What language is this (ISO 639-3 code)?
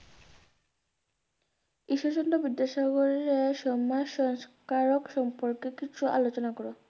ben